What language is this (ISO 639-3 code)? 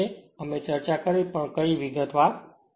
guj